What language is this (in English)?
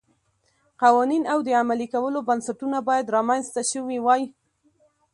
Pashto